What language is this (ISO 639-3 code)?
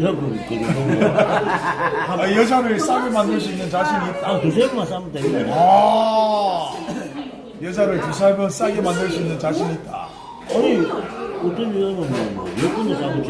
kor